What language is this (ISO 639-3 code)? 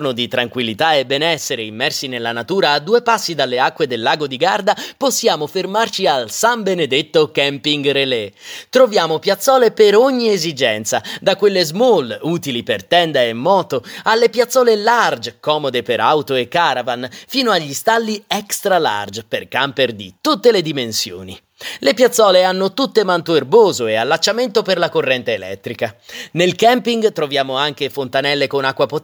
ita